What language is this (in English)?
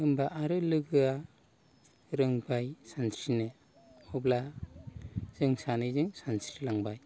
Bodo